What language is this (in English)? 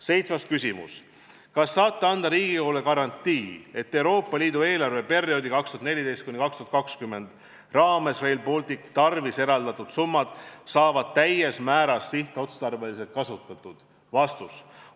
Estonian